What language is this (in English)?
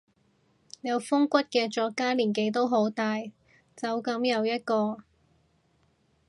Cantonese